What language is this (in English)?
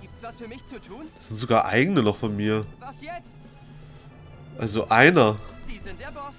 German